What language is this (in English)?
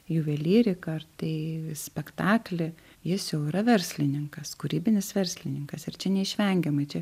Lithuanian